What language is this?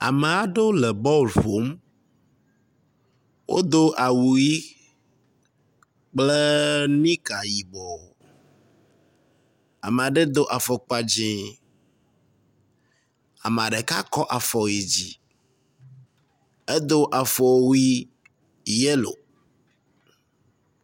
Ewe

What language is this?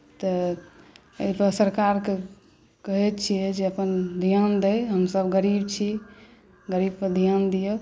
Maithili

